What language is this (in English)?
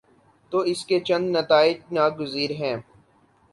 Urdu